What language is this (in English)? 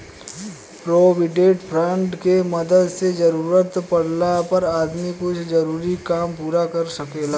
Bhojpuri